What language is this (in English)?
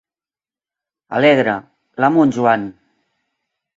Catalan